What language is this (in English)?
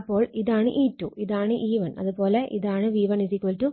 Malayalam